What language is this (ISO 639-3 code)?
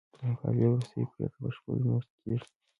pus